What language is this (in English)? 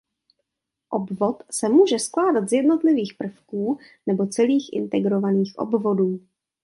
Czech